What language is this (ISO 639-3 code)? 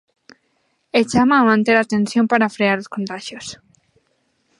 glg